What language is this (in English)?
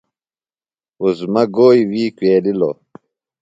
Phalura